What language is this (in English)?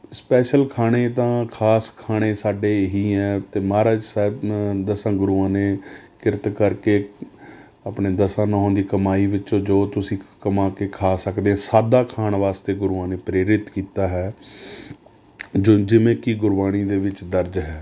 Punjabi